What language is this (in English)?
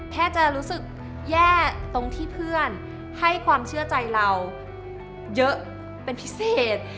Thai